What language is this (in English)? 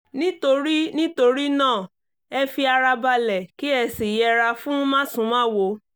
Yoruba